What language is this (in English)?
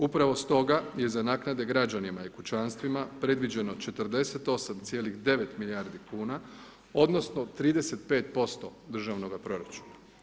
Croatian